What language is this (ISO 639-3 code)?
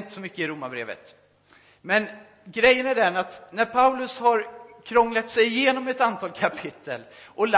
swe